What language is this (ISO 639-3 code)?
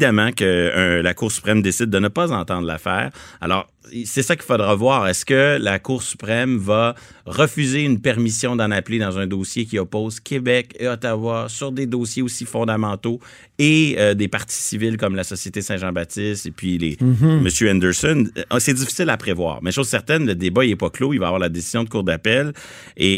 fra